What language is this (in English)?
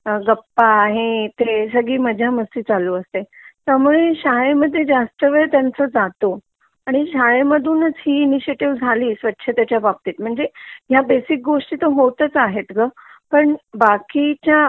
Marathi